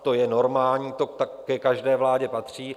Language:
Czech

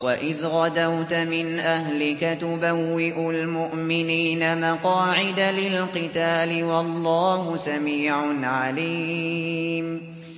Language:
Arabic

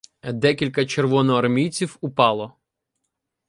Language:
Ukrainian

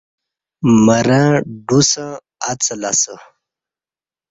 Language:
Kati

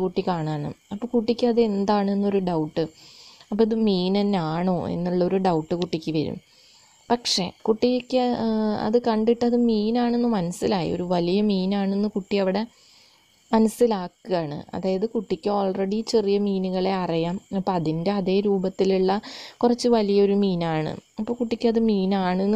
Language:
Romanian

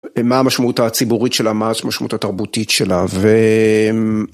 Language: Hebrew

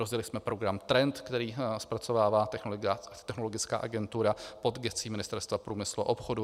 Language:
Czech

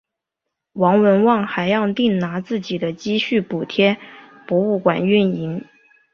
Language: Chinese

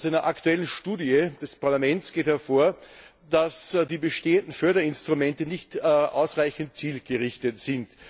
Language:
German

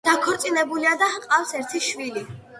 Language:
Georgian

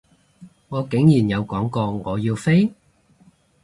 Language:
Cantonese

